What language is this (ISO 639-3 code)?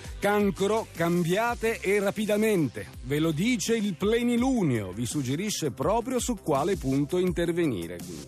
ita